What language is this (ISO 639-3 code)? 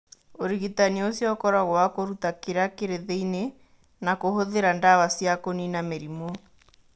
kik